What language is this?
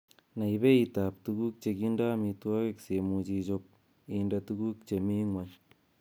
Kalenjin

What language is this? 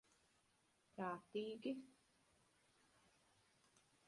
Latvian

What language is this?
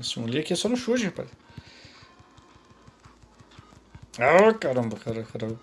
Portuguese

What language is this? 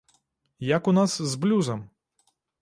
Belarusian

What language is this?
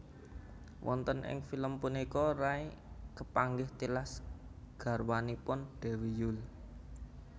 Javanese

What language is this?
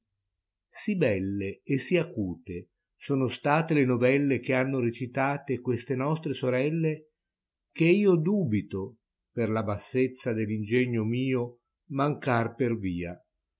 Italian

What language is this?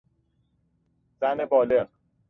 Persian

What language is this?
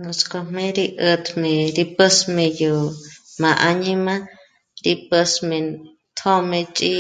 Michoacán Mazahua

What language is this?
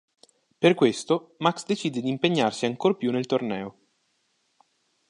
Italian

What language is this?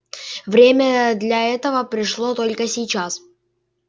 Russian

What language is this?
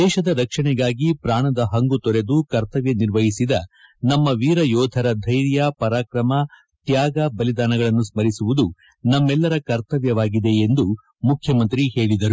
Kannada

